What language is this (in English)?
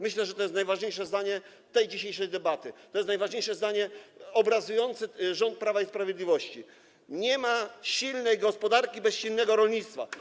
Polish